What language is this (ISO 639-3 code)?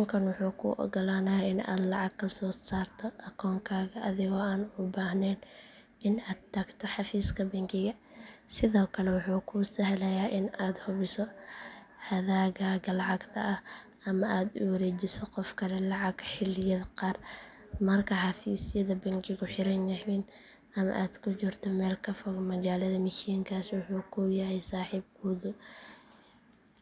som